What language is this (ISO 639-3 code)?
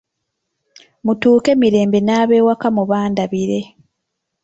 lug